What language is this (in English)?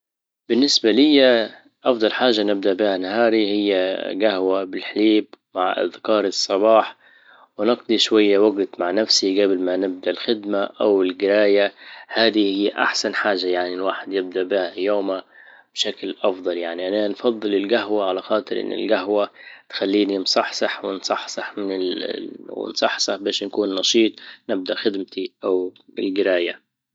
Libyan Arabic